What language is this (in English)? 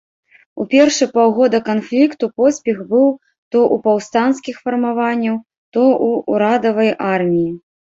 Belarusian